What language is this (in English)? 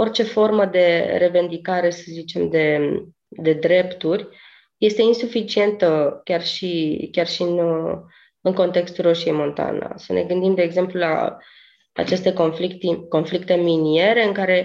Romanian